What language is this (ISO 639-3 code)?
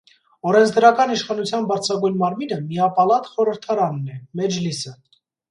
hye